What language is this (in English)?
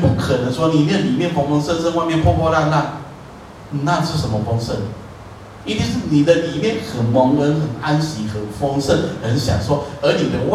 Chinese